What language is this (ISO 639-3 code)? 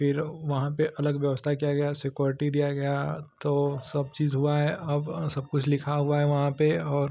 hin